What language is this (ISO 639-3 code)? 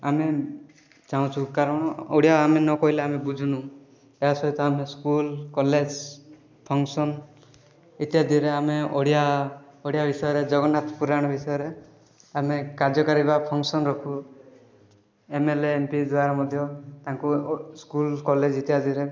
ori